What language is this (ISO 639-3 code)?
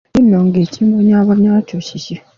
lug